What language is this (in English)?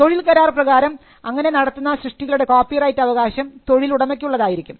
Malayalam